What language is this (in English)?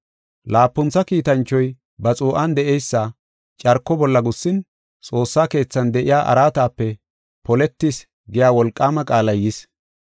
Gofa